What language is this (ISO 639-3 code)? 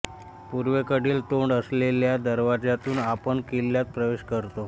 mar